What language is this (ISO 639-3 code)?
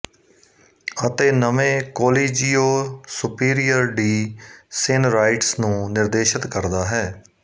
pan